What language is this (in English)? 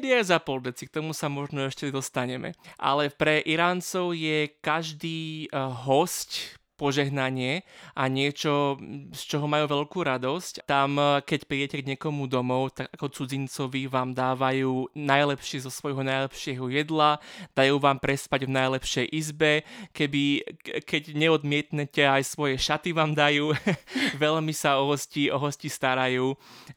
Slovak